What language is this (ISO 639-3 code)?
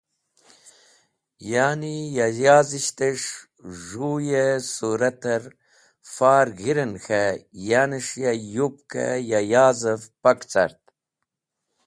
wbl